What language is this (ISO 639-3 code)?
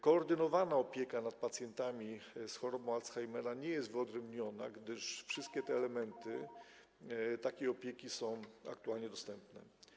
pol